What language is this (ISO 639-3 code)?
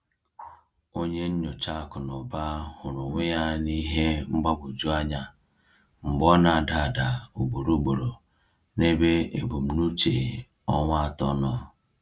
ibo